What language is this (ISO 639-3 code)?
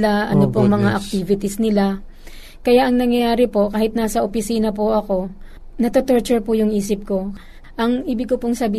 fil